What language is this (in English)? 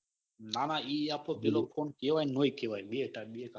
Gujarati